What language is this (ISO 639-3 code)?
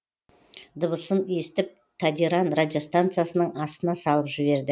kaz